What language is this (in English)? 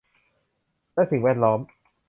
Thai